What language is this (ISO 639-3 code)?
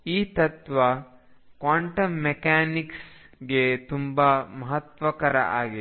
kan